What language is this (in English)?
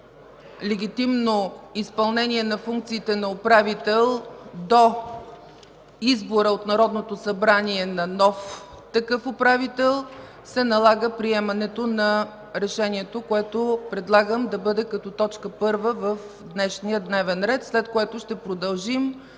Bulgarian